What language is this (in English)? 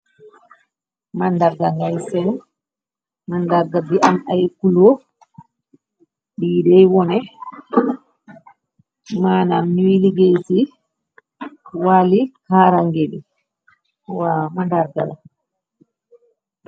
Wolof